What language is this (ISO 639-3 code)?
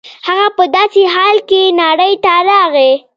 pus